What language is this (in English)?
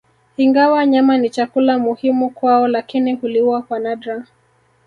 Swahili